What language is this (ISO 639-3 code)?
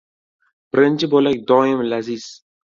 uzb